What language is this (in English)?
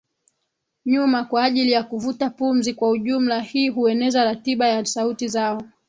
Swahili